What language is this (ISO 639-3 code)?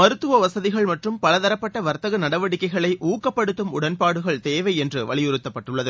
tam